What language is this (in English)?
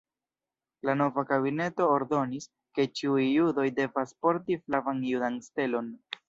Esperanto